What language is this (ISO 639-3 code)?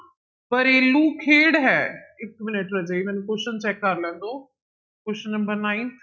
pan